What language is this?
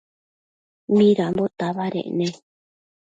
Matsés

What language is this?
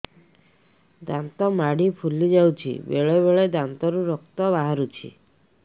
Odia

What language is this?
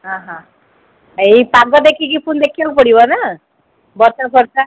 Odia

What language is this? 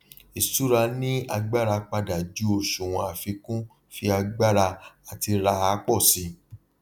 Yoruba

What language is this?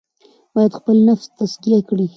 Pashto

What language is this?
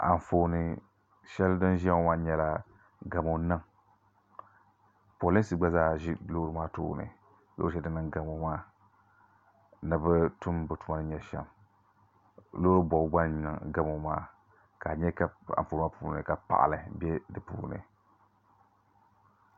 Dagbani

